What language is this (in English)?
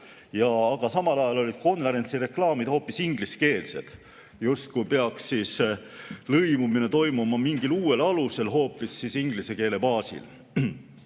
Estonian